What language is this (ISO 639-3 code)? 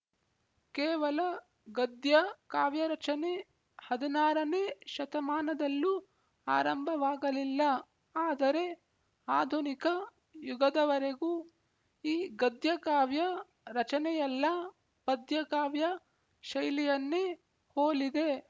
kan